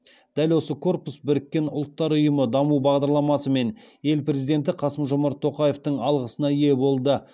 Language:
Kazakh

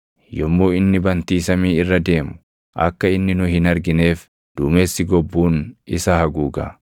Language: Oromo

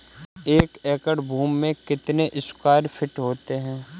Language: Hindi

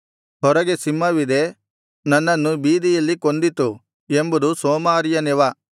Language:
Kannada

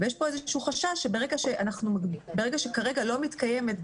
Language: Hebrew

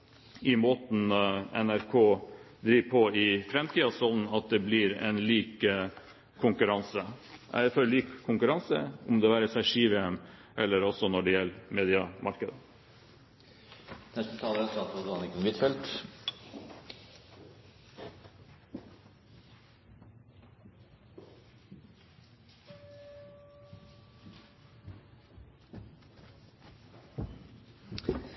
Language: Norwegian Bokmål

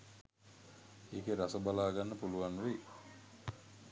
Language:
Sinhala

